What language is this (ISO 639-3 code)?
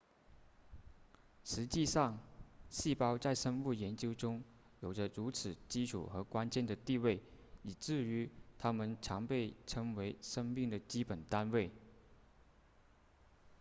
zho